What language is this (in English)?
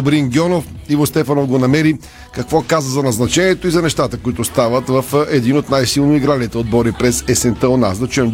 Bulgarian